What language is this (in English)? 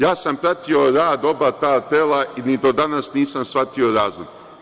Serbian